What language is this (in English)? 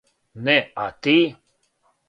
Serbian